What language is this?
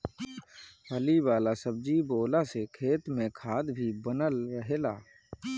Bhojpuri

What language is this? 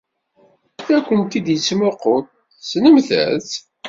Kabyle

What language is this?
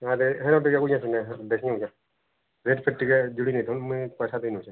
Odia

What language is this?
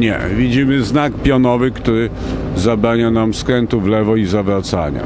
Polish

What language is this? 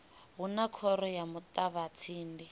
Venda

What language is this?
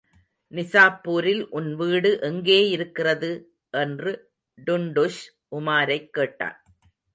Tamil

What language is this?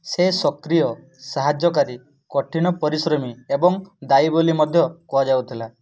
Odia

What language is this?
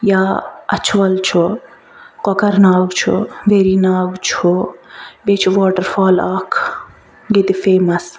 Kashmiri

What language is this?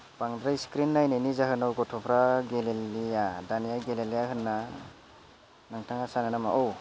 Bodo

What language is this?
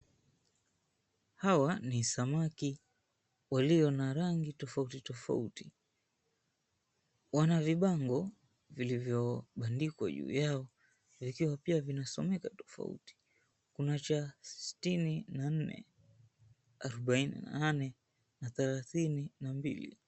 Swahili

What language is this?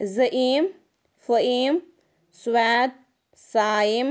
Kashmiri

